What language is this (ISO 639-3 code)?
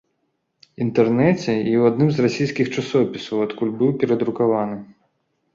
bel